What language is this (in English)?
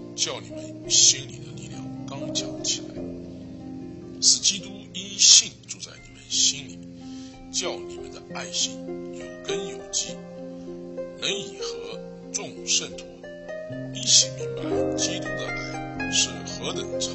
Chinese